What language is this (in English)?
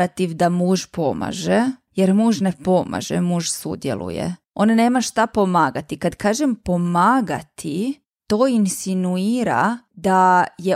Croatian